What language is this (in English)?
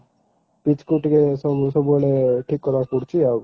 Odia